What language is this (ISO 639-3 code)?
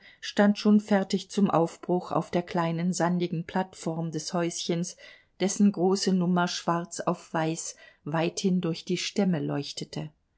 deu